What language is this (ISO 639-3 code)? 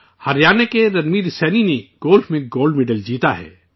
urd